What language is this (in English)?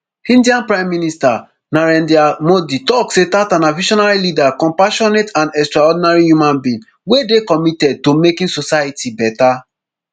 Nigerian Pidgin